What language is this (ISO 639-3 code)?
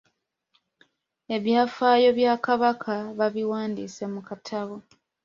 lug